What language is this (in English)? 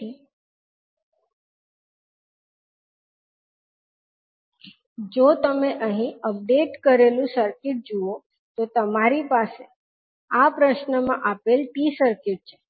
Gujarati